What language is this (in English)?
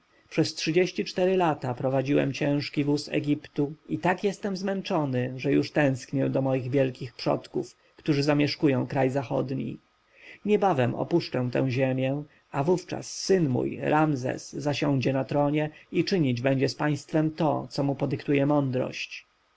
Polish